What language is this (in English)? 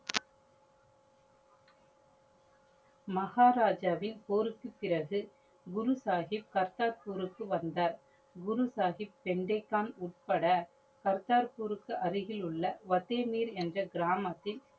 Tamil